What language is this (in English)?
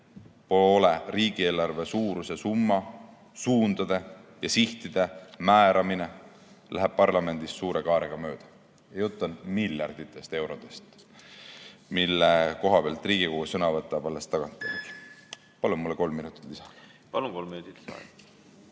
Estonian